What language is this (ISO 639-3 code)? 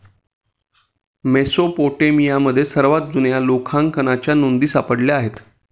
mar